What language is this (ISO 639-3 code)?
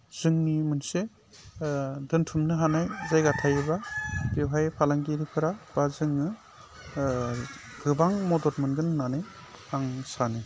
brx